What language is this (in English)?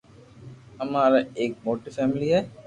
Loarki